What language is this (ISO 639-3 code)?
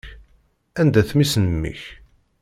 kab